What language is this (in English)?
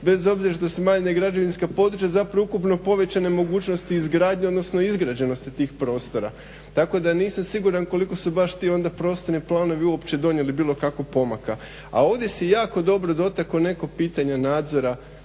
Croatian